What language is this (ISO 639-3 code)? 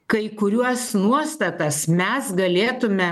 lit